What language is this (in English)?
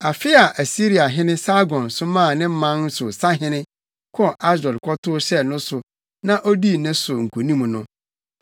Akan